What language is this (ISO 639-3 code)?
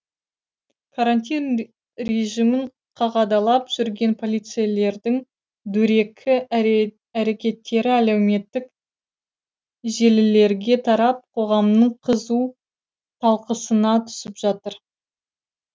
kaz